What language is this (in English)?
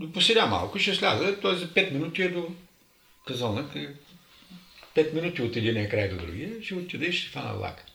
Bulgarian